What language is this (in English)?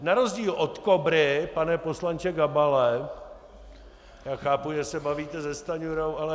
Czech